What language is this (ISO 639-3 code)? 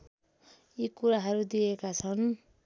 nep